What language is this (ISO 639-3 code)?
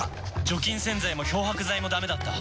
jpn